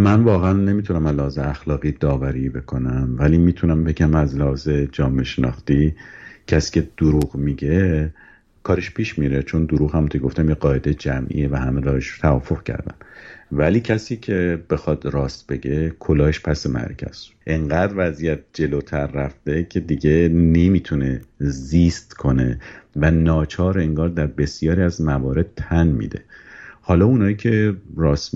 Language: Persian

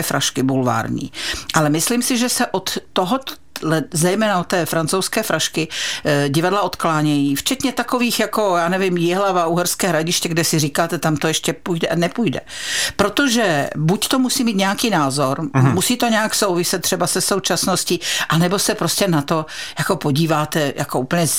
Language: Czech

